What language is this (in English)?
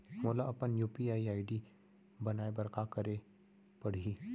Chhattisgarhi